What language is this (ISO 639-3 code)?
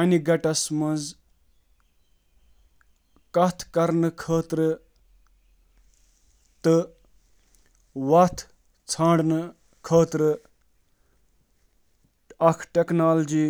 kas